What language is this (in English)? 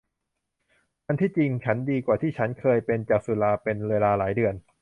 Thai